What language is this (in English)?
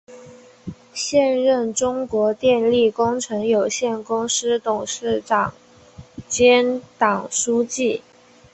Chinese